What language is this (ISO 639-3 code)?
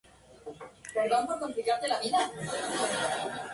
spa